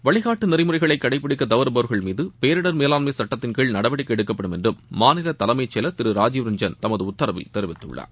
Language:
Tamil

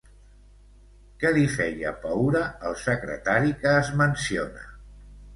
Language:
Catalan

